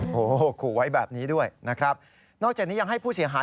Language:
Thai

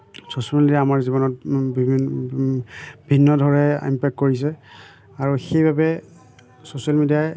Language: Assamese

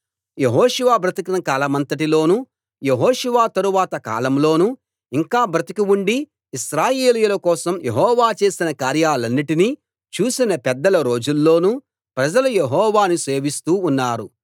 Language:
Telugu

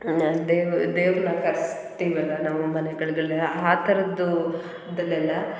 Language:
Kannada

